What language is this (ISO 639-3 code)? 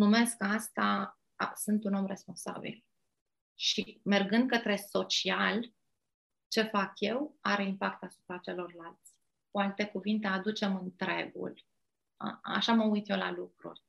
ron